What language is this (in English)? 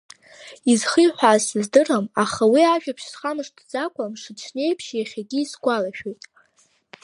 Abkhazian